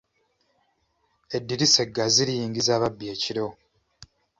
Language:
Ganda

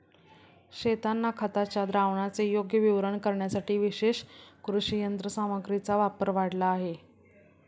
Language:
Marathi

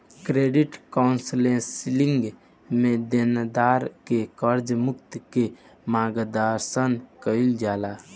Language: Bhojpuri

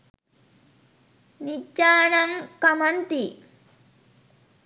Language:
Sinhala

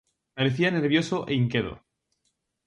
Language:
Galician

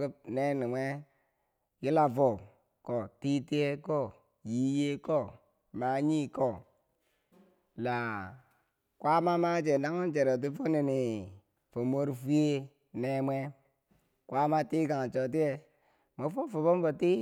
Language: Bangwinji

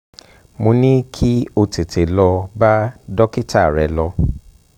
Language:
Yoruba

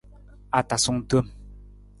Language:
Nawdm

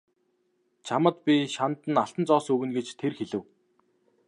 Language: Mongolian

